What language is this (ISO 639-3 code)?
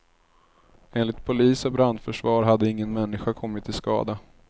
swe